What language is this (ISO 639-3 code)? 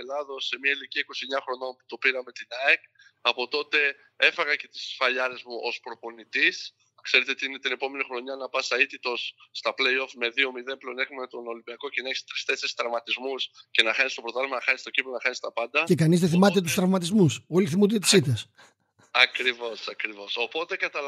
ell